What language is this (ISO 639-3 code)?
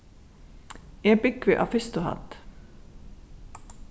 fao